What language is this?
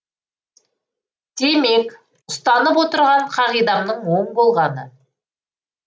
Kazakh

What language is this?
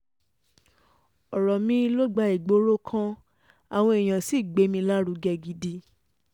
Yoruba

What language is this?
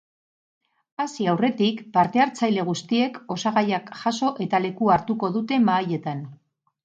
Basque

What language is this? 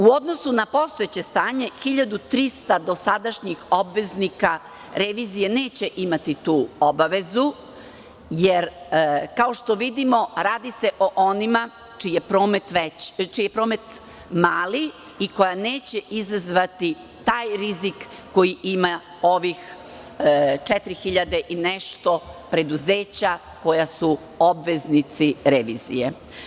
Serbian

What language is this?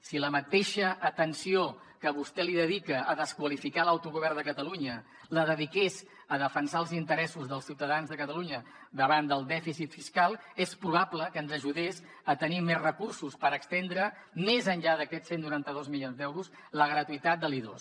Catalan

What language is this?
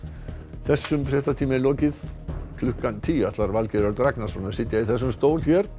Icelandic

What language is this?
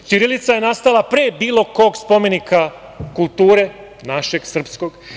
Serbian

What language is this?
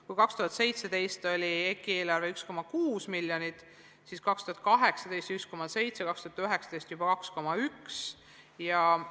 Estonian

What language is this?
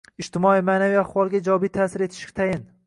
Uzbek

